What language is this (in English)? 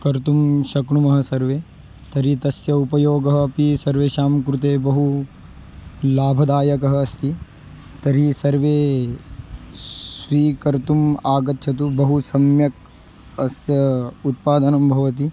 Sanskrit